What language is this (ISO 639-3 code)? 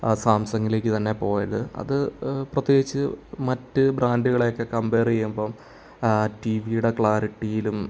mal